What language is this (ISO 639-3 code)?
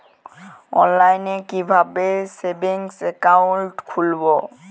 ben